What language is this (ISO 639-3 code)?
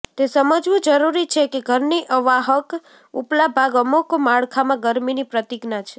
guj